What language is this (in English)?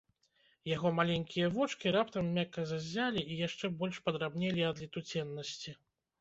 Belarusian